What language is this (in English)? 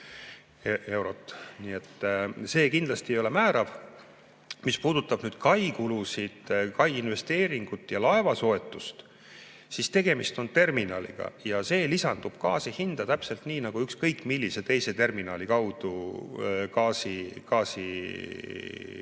Estonian